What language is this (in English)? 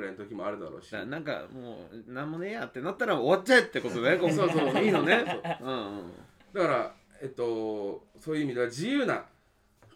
Japanese